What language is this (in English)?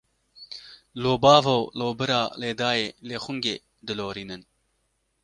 Kurdish